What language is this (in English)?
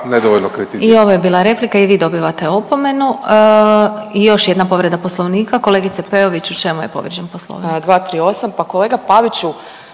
Croatian